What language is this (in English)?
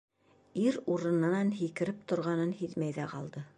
Bashkir